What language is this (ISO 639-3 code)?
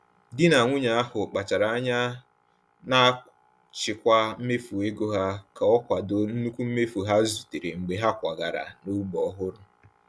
ibo